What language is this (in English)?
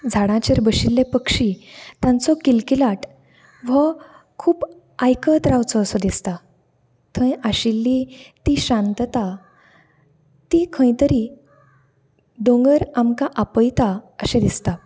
Konkani